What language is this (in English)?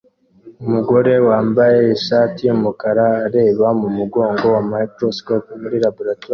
Kinyarwanda